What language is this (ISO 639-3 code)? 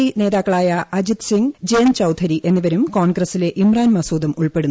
mal